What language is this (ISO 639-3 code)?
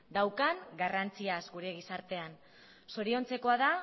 eus